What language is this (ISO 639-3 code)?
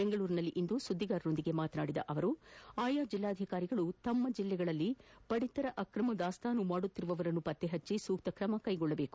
kan